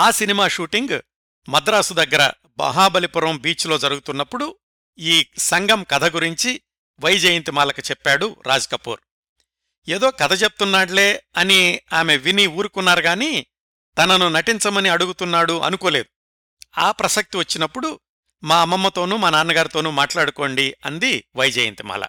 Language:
Telugu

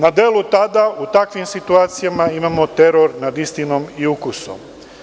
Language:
Serbian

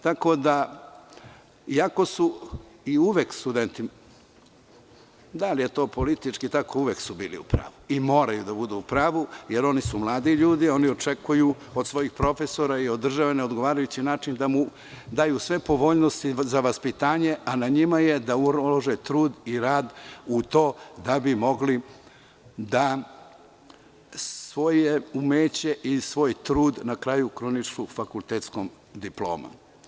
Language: Serbian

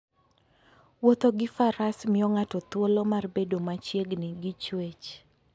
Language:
Luo (Kenya and Tanzania)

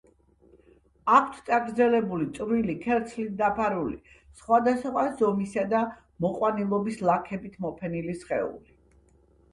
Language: Georgian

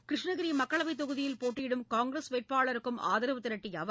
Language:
Tamil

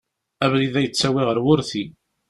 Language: Kabyle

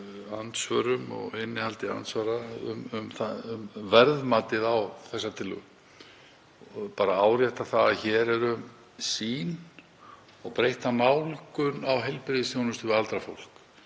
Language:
Icelandic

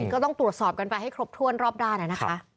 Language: Thai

